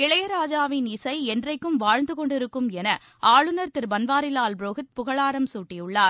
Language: Tamil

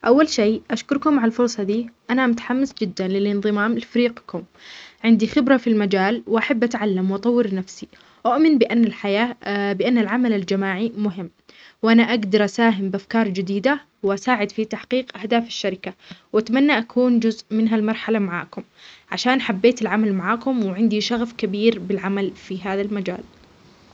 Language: Omani Arabic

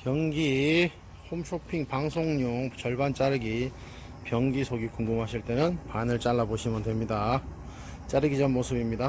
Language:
Korean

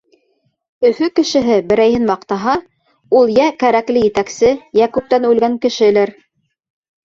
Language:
Bashkir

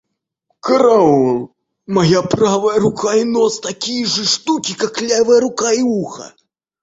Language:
Russian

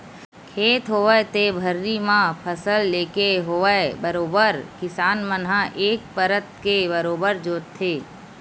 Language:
Chhattisgarhi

